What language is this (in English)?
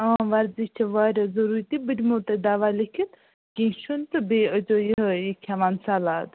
Kashmiri